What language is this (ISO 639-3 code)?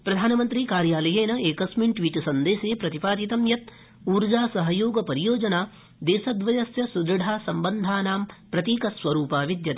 san